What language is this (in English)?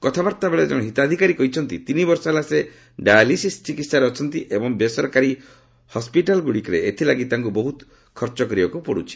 Odia